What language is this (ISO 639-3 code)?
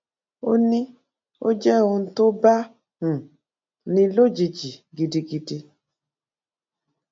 yor